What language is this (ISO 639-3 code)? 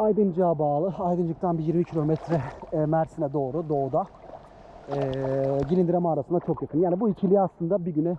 tur